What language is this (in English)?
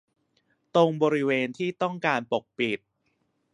Thai